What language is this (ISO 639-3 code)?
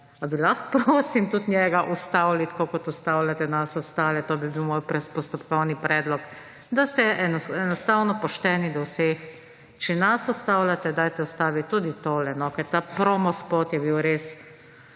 slv